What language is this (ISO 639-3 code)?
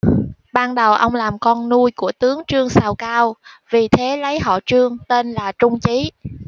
vie